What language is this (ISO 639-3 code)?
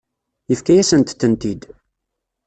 kab